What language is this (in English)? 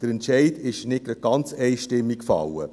Swiss German